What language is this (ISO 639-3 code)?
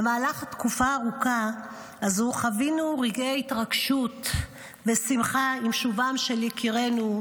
heb